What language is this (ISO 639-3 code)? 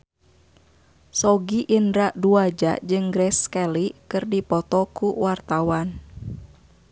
sun